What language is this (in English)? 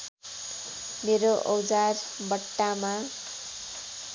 Nepali